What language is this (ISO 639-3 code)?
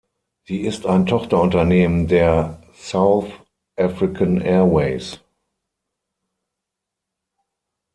deu